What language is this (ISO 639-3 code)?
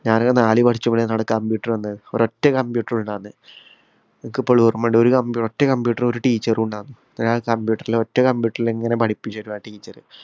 mal